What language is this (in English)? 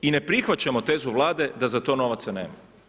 Croatian